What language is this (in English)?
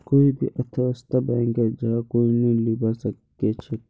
Magahi